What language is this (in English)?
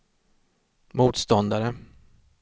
Swedish